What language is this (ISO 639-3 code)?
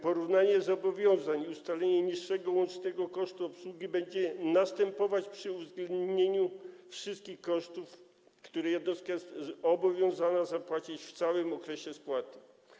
pol